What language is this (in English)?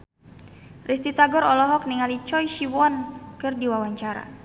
Sundanese